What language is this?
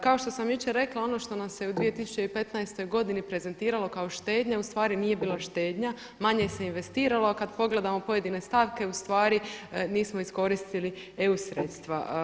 Croatian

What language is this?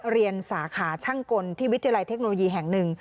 Thai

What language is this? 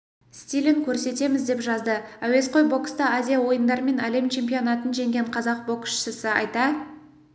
Kazakh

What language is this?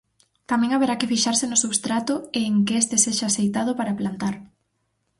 Galician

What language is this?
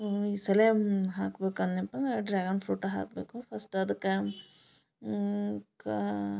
Kannada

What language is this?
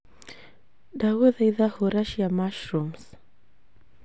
Kikuyu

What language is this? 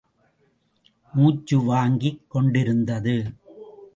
Tamil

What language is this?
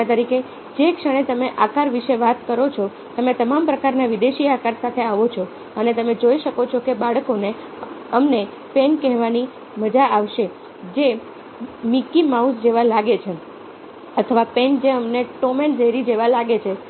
Gujarati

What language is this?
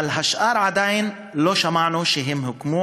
Hebrew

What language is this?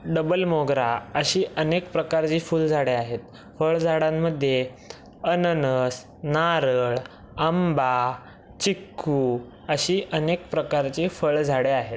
Marathi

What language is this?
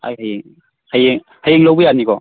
Manipuri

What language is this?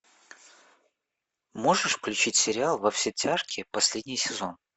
Russian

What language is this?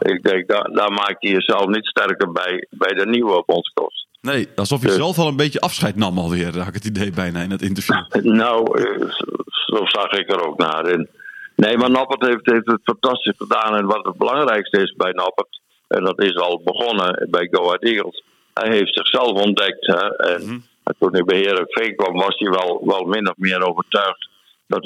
Dutch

